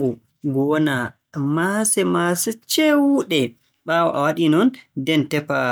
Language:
Borgu Fulfulde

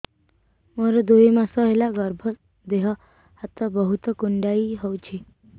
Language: Odia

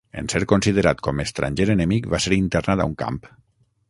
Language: Catalan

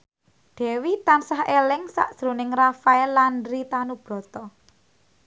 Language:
Javanese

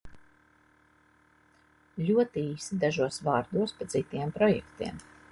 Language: Latvian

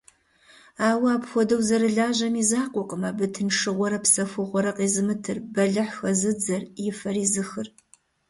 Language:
Kabardian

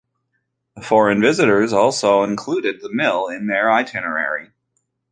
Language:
English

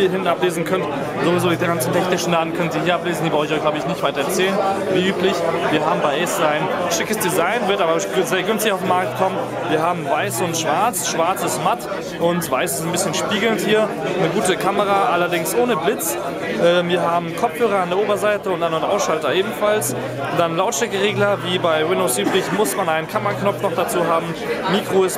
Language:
German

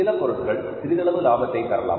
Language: Tamil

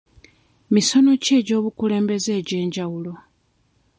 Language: Ganda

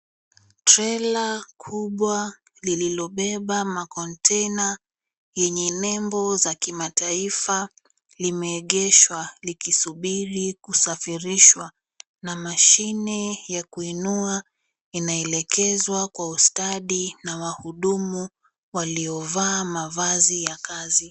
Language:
Swahili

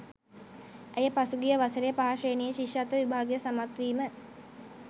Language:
Sinhala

